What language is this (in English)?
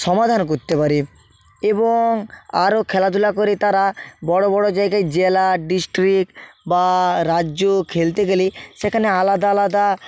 Bangla